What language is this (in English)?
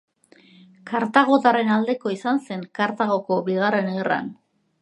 Basque